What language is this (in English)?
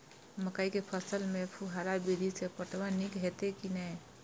Maithili